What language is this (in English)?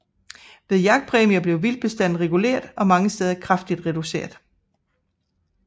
Danish